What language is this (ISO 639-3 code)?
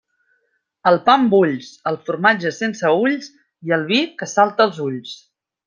cat